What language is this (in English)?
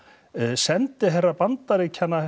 Icelandic